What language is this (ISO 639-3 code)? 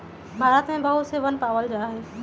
mag